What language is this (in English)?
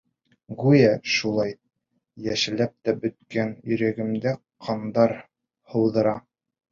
Bashkir